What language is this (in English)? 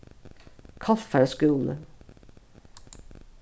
Faroese